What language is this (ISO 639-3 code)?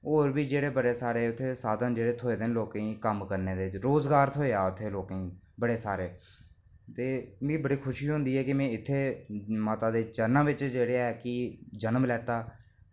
doi